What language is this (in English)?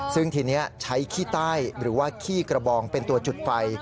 Thai